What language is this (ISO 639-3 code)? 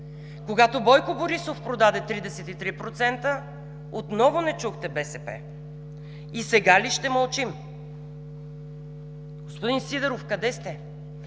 bul